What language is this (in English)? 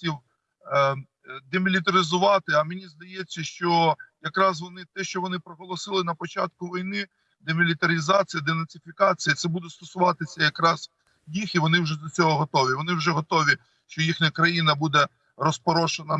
Ukrainian